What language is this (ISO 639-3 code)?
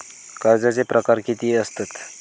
mar